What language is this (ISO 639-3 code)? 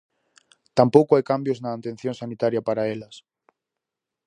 glg